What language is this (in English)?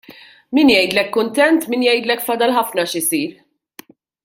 Maltese